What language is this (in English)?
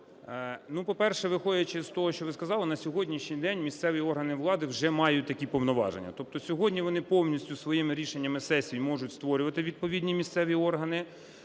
Ukrainian